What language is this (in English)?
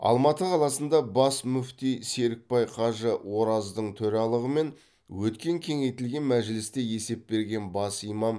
Kazakh